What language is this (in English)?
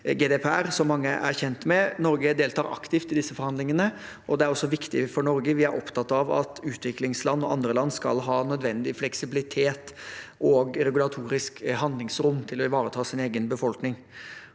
Norwegian